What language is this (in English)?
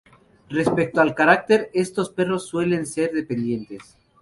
Spanish